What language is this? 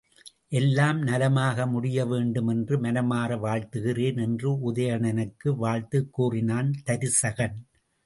Tamil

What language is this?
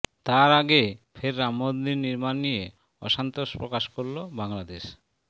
Bangla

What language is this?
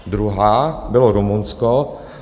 Czech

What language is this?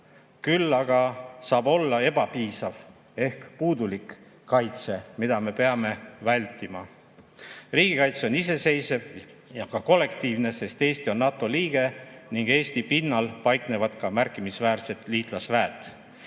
Estonian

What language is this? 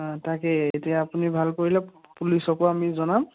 Assamese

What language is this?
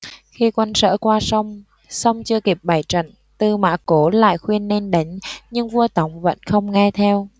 Vietnamese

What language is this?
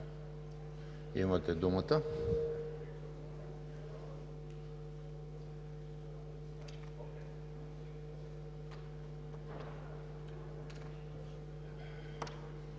Bulgarian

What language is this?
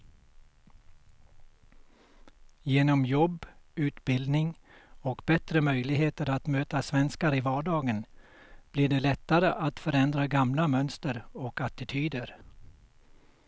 Swedish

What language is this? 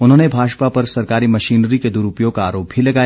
Hindi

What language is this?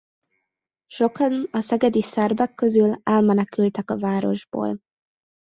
Hungarian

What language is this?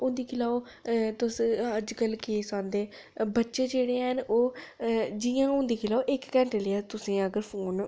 Dogri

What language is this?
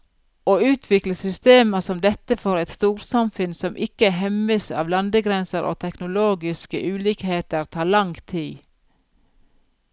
Norwegian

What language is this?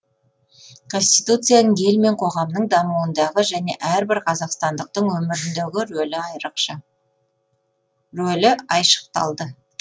Kazakh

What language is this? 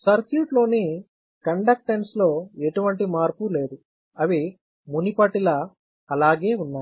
Telugu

